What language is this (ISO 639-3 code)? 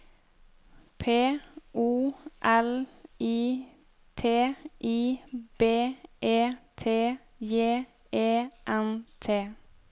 nor